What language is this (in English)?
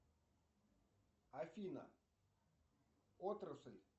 Russian